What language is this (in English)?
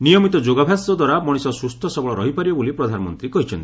Odia